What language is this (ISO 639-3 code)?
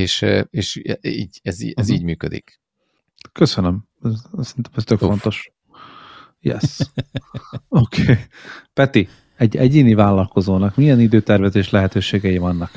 hun